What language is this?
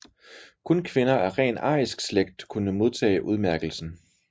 Danish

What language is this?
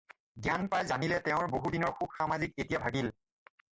Assamese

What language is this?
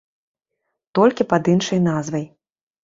Belarusian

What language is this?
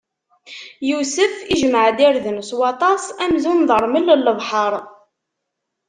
Kabyle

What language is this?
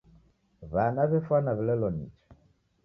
Taita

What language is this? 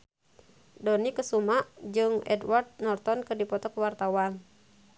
Sundanese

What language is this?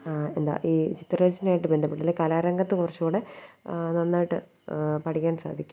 Malayalam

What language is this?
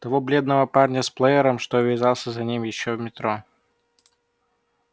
Russian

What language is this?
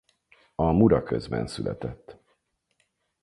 Hungarian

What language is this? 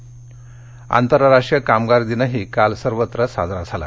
Marathi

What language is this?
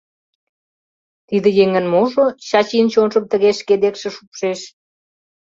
Mari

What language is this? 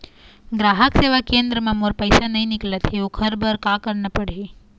Chhattisgarhi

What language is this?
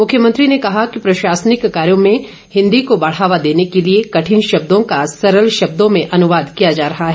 Hindi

